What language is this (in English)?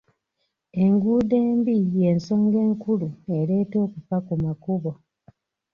Ganda